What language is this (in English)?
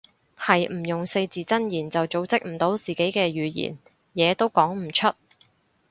Cantonese